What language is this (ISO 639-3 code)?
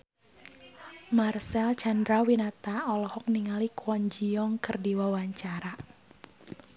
sun